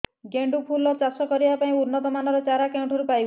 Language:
Odia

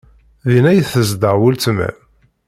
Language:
Kabyle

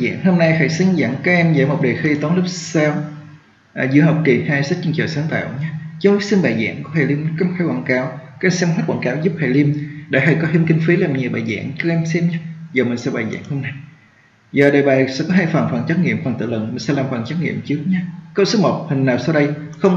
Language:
Vietnamese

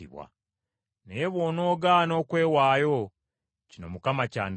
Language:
Ganda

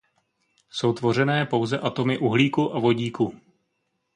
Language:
Czech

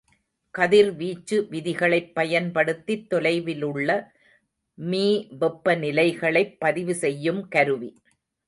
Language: Tamil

